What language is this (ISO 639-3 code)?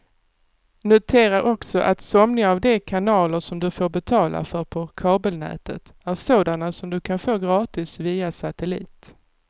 swe